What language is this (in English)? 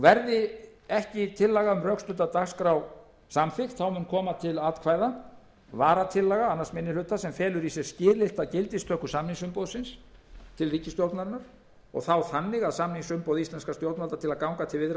Icelandic